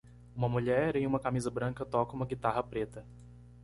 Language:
Portuguese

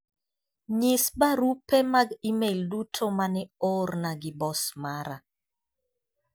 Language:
Luo (Kenya and Tanzania)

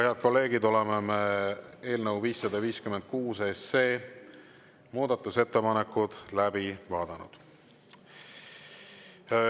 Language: Estonian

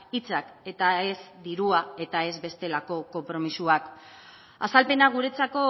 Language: Basque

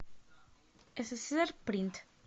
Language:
Russian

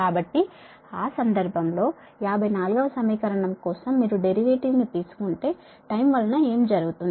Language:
Telugu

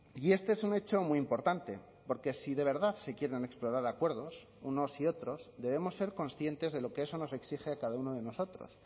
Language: Spanish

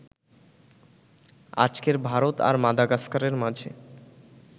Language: Bangla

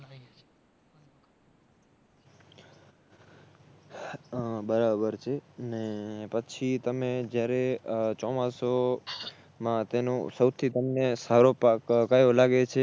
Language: Gujarati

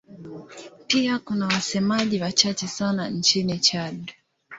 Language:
Swahili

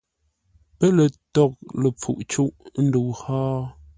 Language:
Ngombale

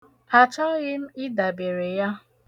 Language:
Igbo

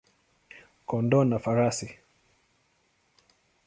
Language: Swahili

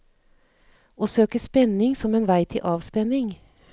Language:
Norwegian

